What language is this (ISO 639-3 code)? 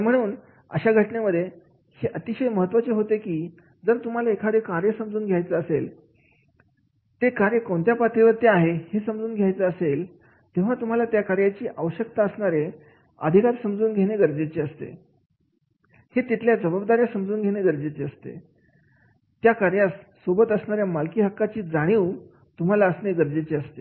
mar